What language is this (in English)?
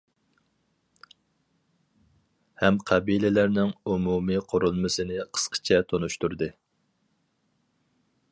Uyghur